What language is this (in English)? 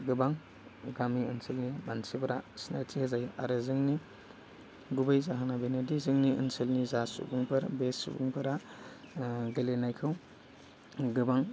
Bodo